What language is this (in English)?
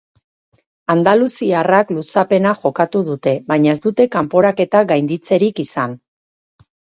Basque